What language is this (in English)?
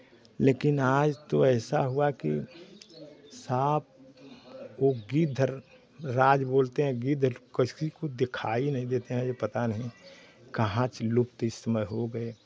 Hindi